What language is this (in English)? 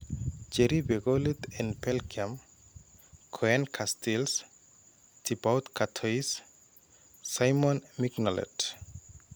Kalenjin